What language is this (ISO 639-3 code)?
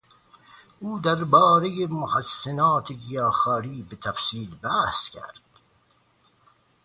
fas